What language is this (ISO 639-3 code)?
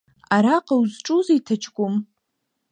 abk